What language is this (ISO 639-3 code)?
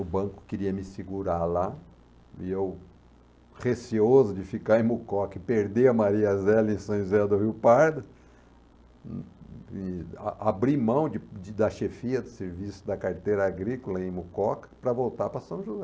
por